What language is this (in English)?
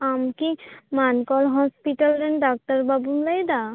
Santali